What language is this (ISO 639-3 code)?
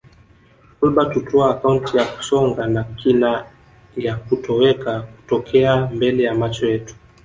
swa